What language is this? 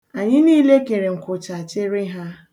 Igbo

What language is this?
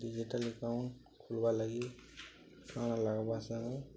Odia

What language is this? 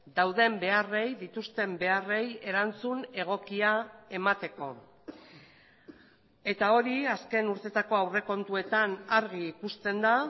Basque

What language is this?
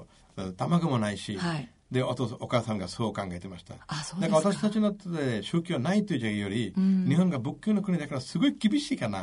Japanese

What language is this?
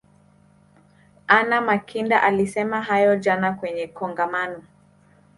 Swahili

